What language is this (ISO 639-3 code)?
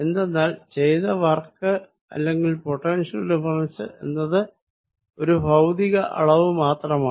mal